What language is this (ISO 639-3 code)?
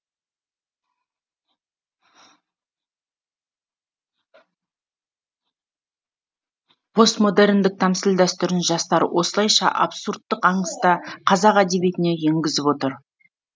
kaz